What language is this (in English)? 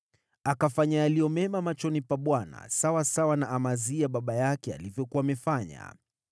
Swahili